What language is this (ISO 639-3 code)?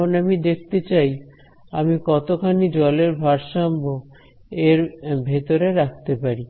ben